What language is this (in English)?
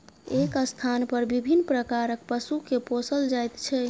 Maithili